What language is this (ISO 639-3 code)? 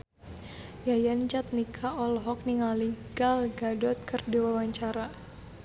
sun